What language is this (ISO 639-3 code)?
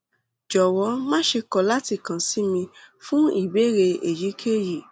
yor